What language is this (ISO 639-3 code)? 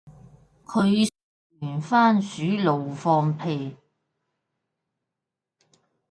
yue